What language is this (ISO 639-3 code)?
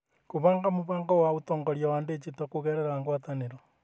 kik